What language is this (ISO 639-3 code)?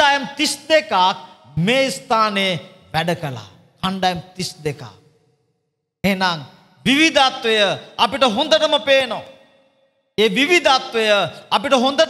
ind